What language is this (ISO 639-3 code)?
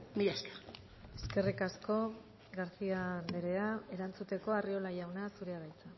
eus